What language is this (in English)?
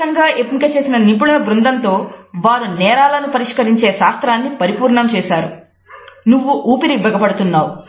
Telugu